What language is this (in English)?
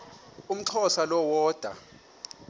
Xhosa